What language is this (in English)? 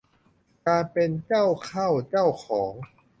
Thai